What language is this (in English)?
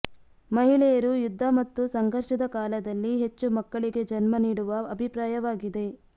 Kannada